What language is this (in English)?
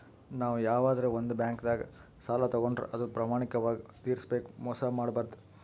Kannada